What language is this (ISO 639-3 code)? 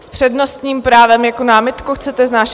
ces